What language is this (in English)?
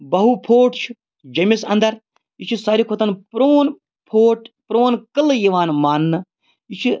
Kashmiri